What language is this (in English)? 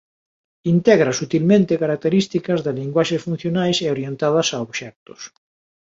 Galician